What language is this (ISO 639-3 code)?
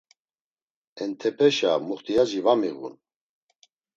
lzz